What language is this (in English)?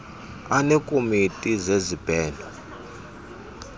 Xhosa